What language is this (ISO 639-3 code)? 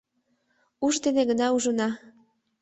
chm